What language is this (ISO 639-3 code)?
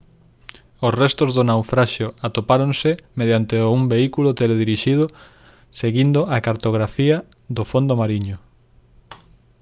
glg